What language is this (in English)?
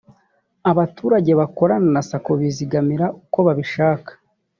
Kinyarwanda